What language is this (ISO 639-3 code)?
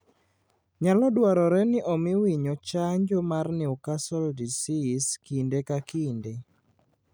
luo